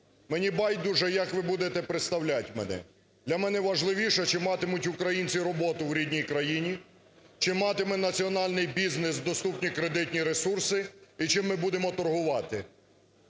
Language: Ukrainian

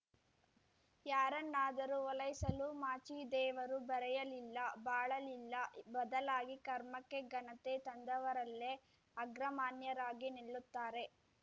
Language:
Kannada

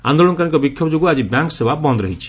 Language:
Odia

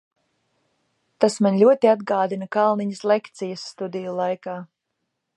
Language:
Latvian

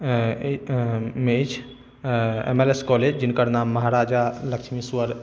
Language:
Maithili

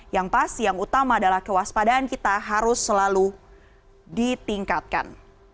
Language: Indonesian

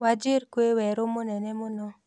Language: Kikuyu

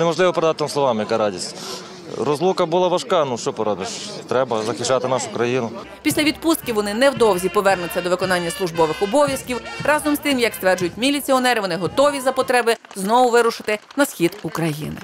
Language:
Ukrainian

